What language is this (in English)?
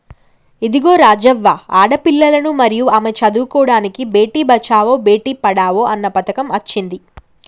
Telugu